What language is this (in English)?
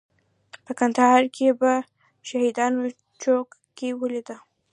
Pashto